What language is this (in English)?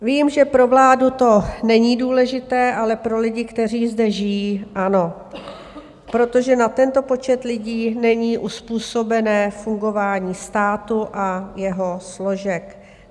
Czech